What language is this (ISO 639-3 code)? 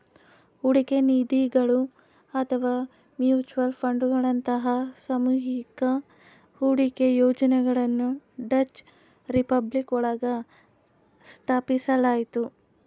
kan